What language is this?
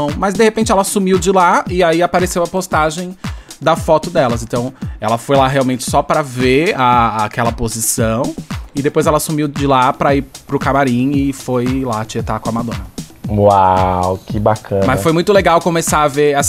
Portuguese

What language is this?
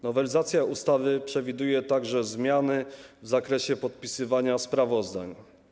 Polish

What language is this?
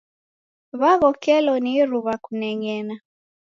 Taita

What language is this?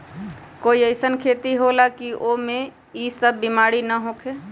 Magahi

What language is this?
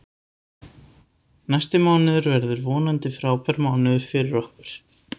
Icelandic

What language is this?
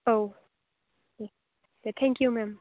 Bodo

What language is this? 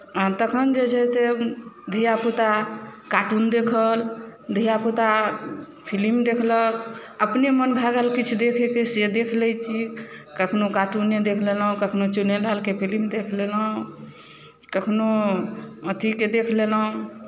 Maithili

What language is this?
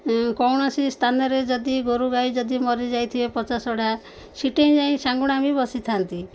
Odia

